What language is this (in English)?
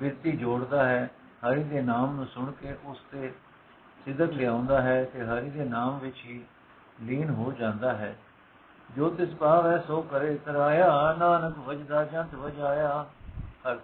Punjabi